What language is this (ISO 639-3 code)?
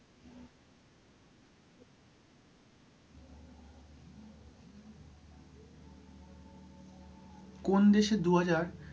ben